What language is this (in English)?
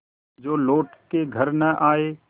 Hindi